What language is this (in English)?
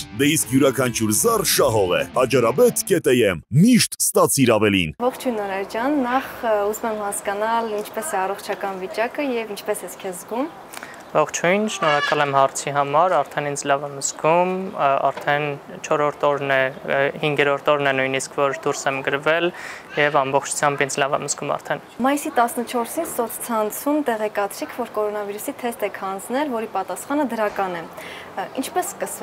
Romanian